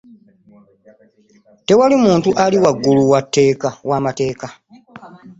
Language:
Ganda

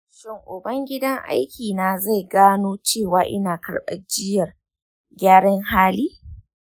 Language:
Hausa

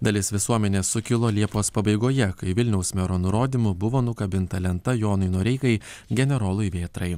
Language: Lithuanian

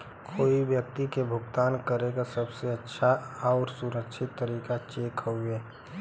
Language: Bhojpuri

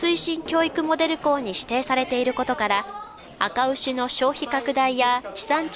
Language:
Japanese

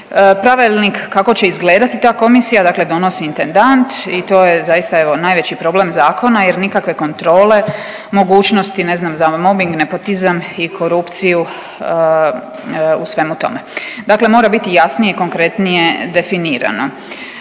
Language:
Croatian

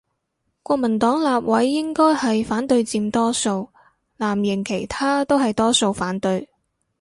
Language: Cantonese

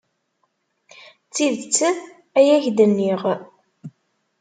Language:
Kabyle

